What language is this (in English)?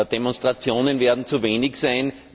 German